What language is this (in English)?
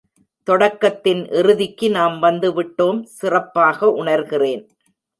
Tamil